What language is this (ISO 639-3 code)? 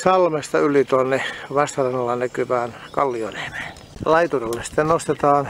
fin